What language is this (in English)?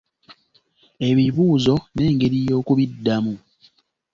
Ganda